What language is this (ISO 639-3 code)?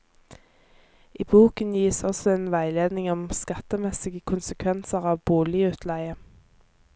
nor